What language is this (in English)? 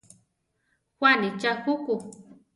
Central Tarahumara